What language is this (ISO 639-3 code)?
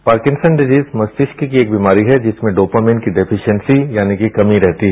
hin